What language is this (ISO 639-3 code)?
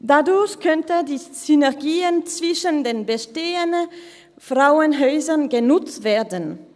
gsw